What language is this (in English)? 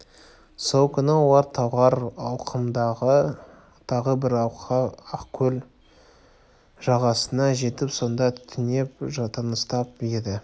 Kazakh